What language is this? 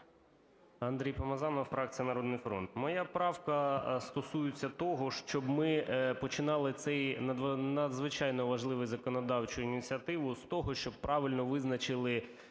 Ukrainian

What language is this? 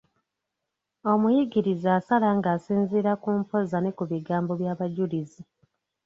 Ganda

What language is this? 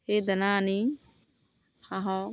Assamese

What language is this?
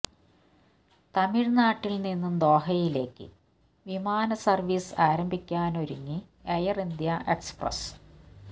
Malayalam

